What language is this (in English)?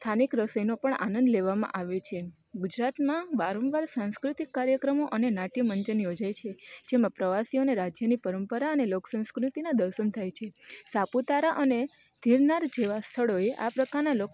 Gujarati